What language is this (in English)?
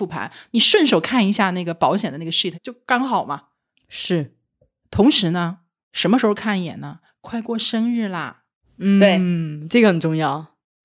Chinese